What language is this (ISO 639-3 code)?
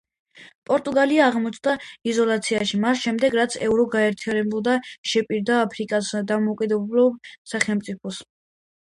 kat